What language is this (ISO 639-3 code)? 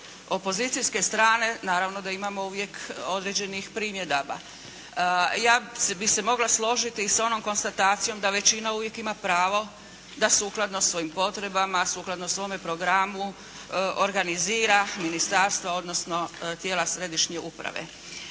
hrv